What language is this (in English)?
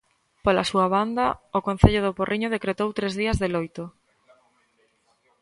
Galician